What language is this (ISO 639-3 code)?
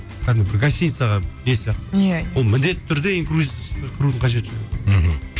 kaz